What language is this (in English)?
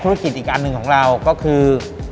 Thai